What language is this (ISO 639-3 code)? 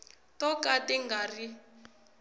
tso